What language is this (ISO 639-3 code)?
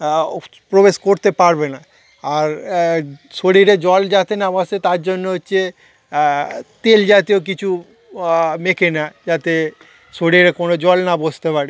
ben